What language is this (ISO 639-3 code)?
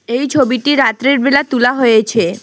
ben